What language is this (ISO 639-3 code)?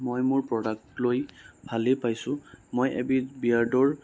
asm